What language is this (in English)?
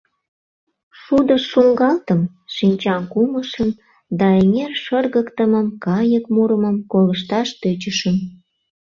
Mari